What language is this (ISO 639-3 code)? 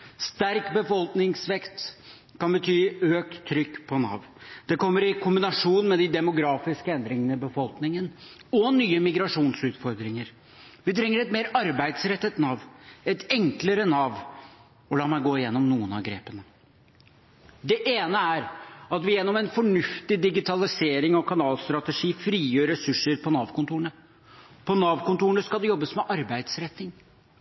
nob